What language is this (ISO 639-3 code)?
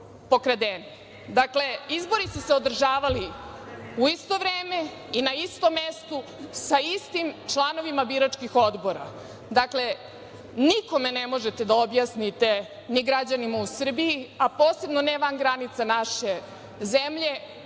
srp